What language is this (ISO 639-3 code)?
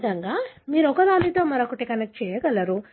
tel